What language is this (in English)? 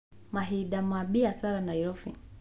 Kikuyu